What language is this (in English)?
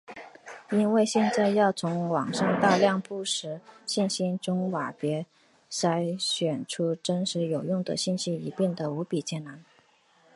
Chinese